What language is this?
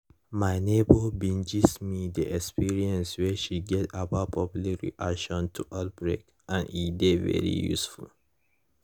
Nigerian Pidgin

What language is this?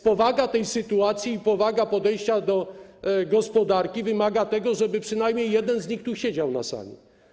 Polish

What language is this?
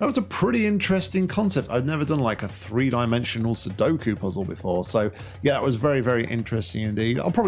English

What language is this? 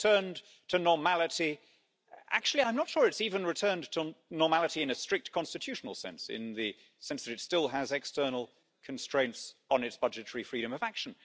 English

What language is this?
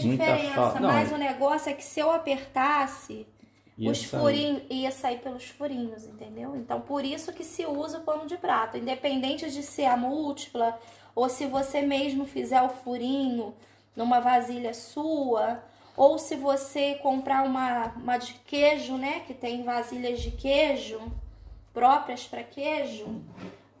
Portuguese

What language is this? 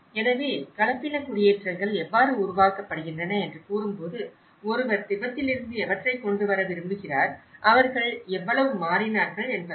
Tamil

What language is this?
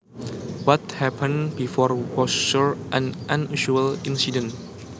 Javanese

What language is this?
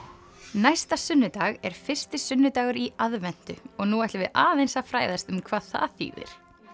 Icelandic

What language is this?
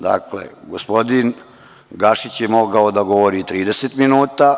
Serbian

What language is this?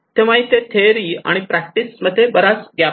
Marathi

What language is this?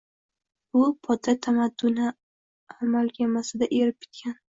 Uzbek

